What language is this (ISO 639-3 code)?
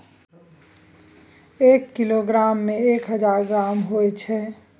mai